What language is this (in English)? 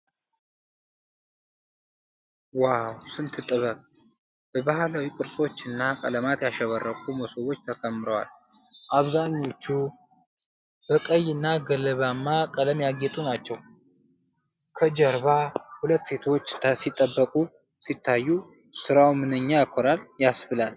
Amharic